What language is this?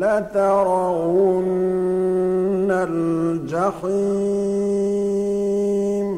Arabic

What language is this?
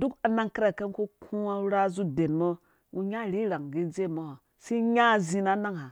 Dũya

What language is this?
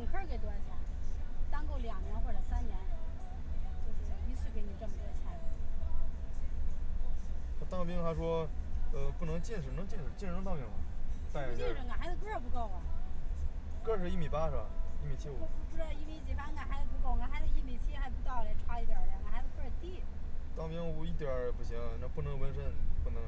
Chinese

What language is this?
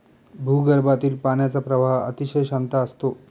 Marathi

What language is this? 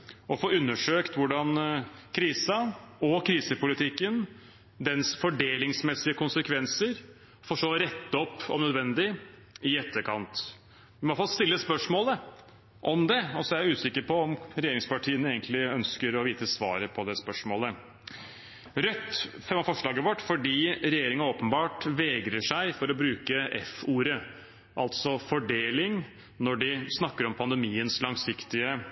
Norwegian Bokmål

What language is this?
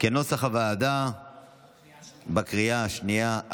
Hebrew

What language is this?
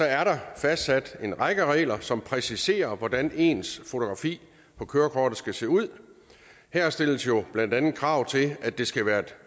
Danish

